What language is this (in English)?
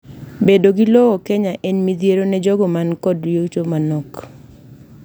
Luo (Kenya and Tanzania)